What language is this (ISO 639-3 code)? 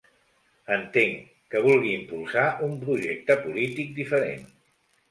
cat